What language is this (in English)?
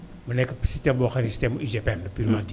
Wolof